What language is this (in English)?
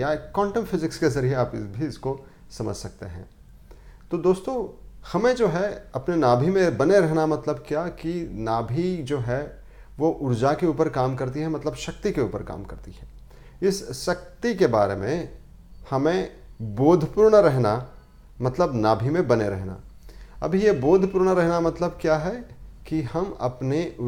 Hindi